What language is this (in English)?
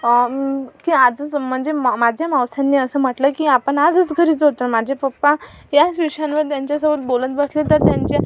Marathi